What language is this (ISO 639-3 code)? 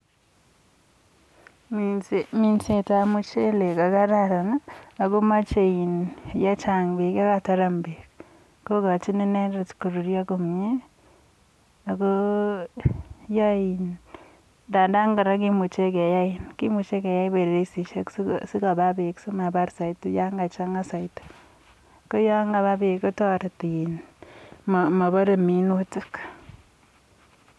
kln